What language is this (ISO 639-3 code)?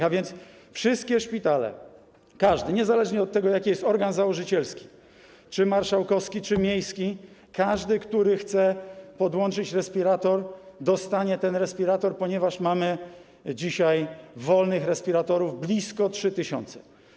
pol